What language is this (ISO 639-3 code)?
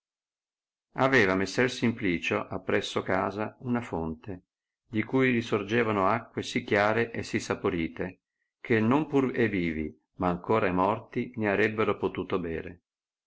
ita